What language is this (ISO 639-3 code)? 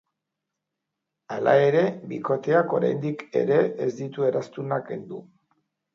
eus